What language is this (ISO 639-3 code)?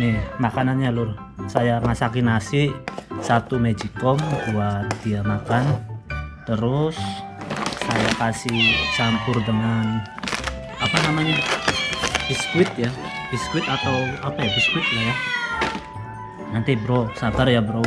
ind